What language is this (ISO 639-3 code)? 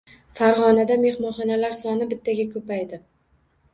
uzb